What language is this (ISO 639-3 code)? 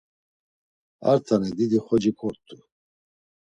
lzz